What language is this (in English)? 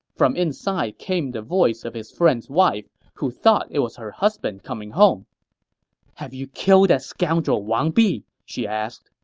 English